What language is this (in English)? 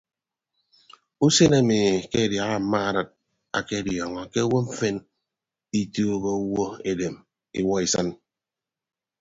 Ibibio